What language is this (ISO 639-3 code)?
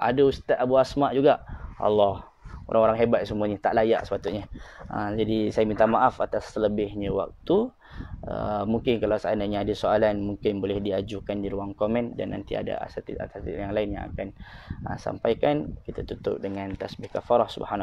msa